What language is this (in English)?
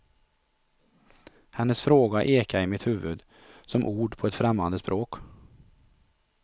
Swedish